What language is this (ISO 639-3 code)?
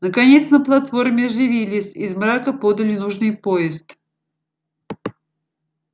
rus